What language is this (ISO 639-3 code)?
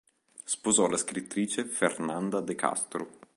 ita